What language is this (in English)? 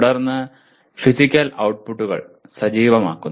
Malayalam